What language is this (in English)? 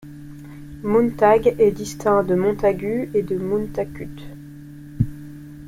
French